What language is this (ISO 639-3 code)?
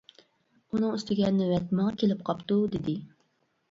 uig